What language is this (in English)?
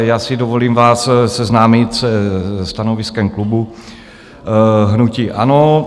Czech